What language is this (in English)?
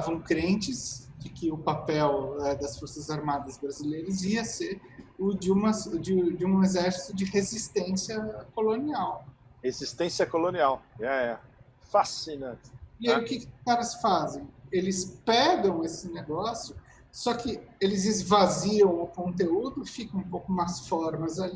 Portuguese